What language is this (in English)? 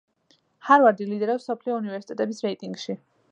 Georgian